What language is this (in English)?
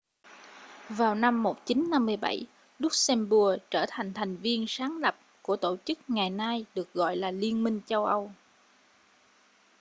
Vietnamese